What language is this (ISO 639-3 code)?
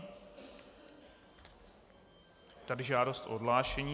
ces